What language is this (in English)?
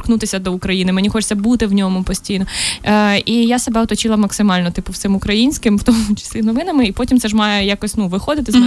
Ukrainian